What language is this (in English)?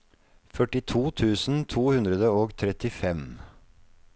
Norwegian